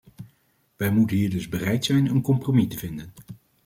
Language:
Dutch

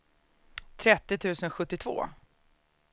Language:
Swedish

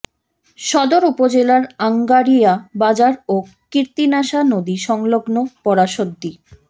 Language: Bangla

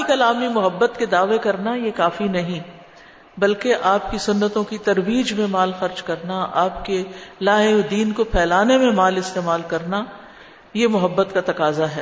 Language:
Urdu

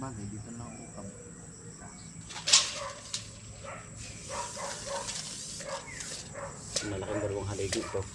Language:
Filipino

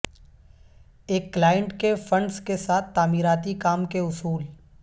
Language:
Urdu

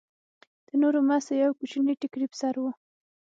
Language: Pashto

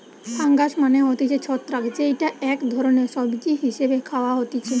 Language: Bangla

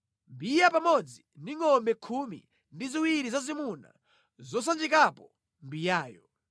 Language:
Nyanja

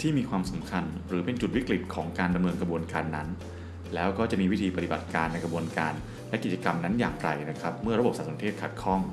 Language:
Thai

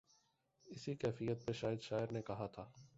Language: Urdu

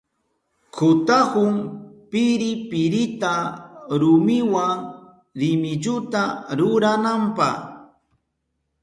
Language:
Southern Pastaza Quechua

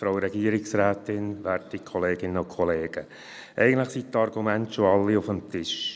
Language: Swiss German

